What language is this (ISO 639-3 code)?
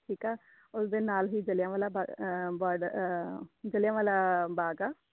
pan